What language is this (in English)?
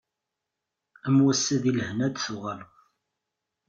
Kabyle